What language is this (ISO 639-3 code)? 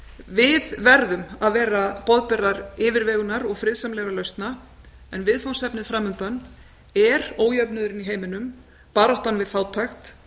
isl